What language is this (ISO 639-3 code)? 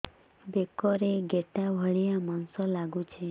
ori